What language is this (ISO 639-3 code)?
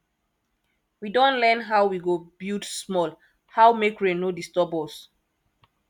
pcm